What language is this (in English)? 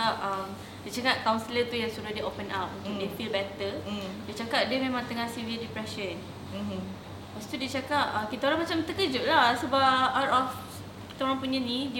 Malay